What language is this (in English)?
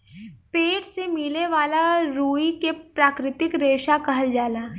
Bhojpuri